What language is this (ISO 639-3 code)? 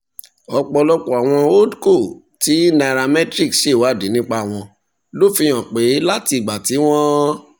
yor